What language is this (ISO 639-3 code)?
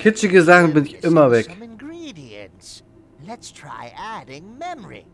deu